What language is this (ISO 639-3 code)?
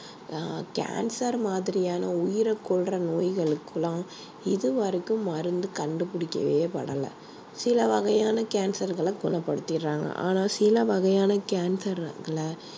tam